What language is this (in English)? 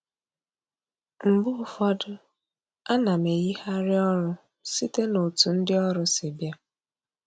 Igbo